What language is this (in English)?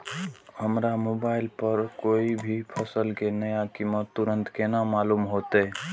Maithili